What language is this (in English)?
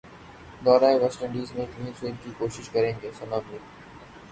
Urdu